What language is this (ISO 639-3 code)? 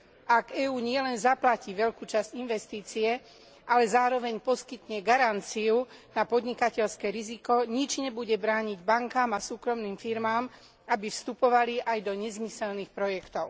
slk